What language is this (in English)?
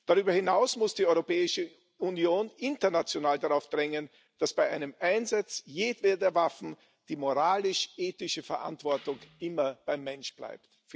German